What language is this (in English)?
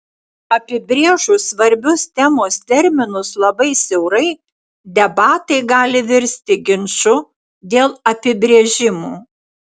Lithuanian